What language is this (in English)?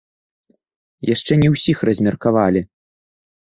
Belarusian